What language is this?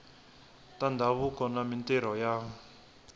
Tsonga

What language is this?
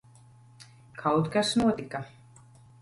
Latvian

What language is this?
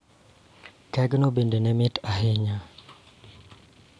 Luo (Kenya and Tanzania)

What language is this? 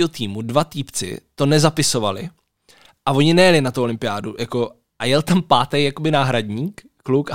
Czech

